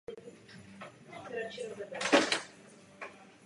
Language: Czech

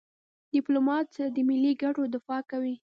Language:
Pashto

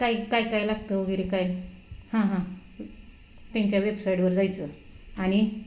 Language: Marathi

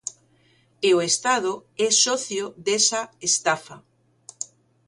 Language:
Galician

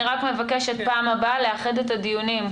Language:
Hebrew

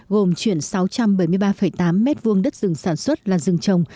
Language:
Vietnamese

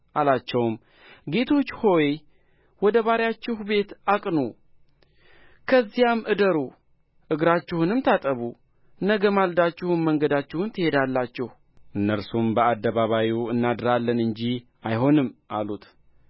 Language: Amharic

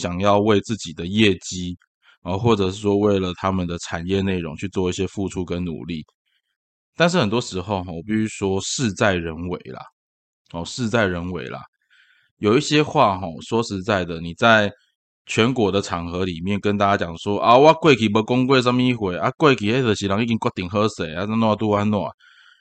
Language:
Chinese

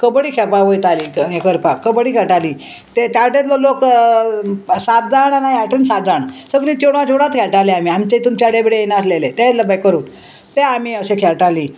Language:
Konkani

